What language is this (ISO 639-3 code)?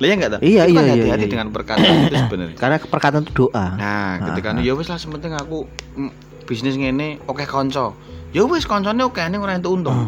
ind